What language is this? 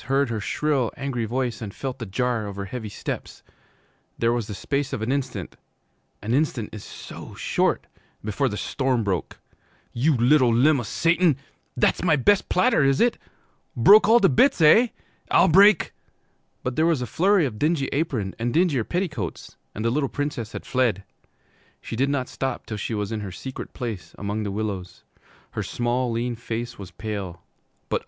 English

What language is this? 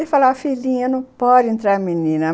Portuguese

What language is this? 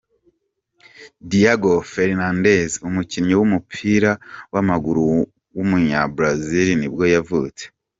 Kinyarwanda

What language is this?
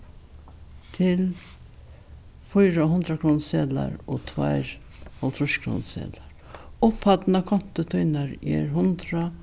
Faroese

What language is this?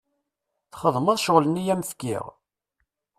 Kabyle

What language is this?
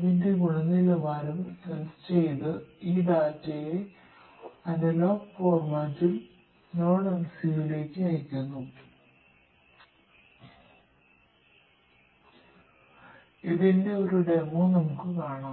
Malayalam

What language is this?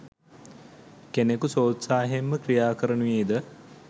Sinhala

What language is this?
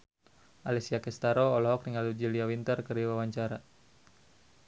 Sundanese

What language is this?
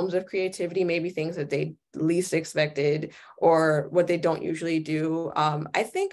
English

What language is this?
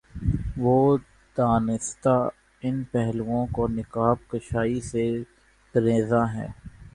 Urdu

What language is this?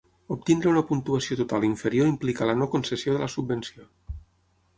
Catalan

